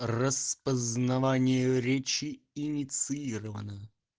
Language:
Russian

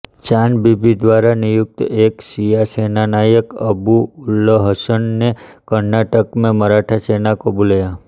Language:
Hindi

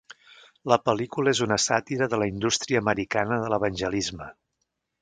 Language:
Catalan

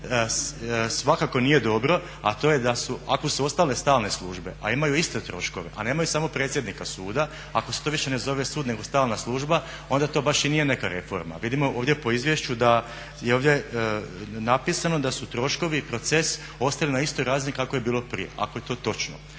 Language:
Croatian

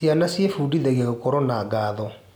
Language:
Kikuyu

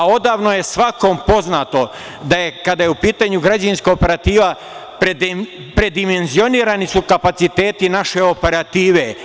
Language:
Serbian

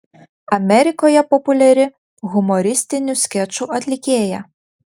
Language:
Lithuanian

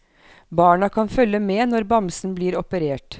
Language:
Norwegian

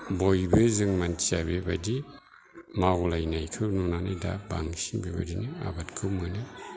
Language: Bodo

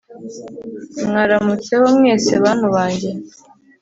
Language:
Kinyarwanda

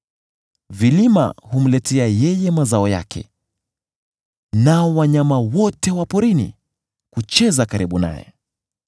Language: Swahili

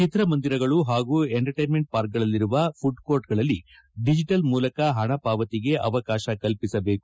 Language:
Kannada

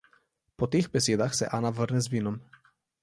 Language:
Slovenian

